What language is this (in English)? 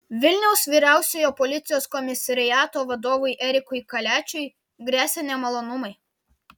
Lithuanian